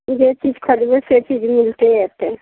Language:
Maithili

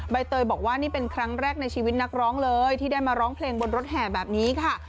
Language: Thai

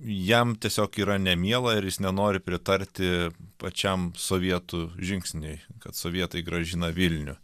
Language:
Lithuanian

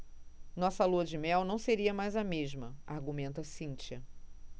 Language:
Portuguese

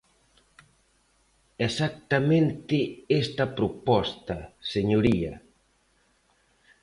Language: Galician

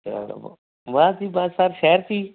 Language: Punjabi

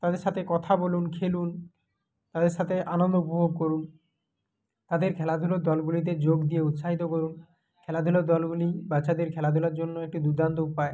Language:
Bangla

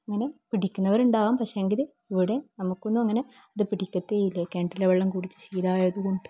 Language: Malayalam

